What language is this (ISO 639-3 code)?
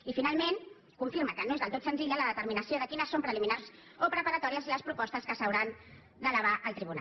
cat